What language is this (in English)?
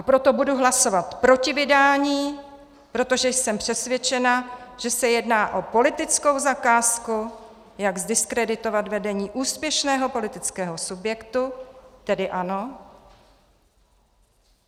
Czech